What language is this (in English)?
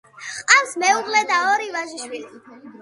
Georgian